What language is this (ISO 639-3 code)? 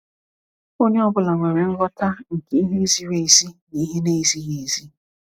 ibo